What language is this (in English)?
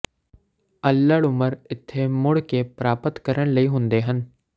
Punjabi